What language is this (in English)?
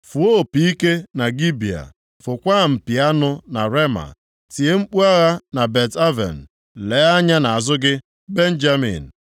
Igbo